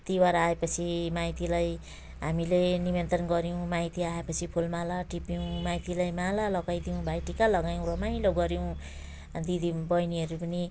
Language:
Nepali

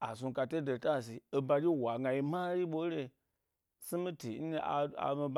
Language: Gbari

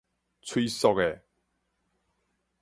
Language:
Min Nan Chinese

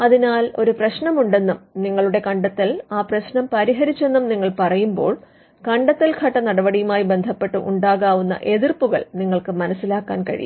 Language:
Malayalam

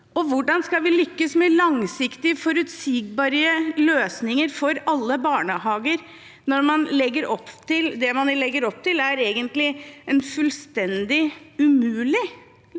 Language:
Norwegian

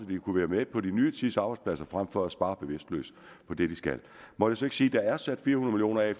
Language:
Danish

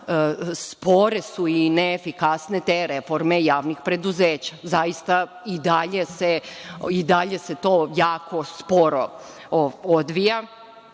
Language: Serbian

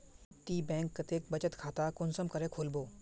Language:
Magahi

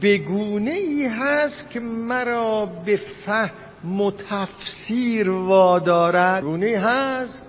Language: Persian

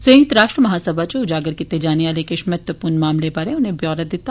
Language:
Dogri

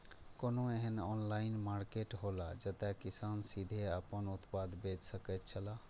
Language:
Maithili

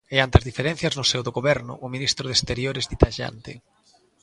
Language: Galician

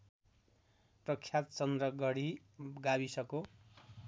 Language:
Nepali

